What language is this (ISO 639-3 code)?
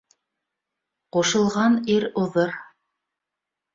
bak